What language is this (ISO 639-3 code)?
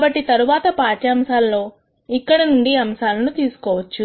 tel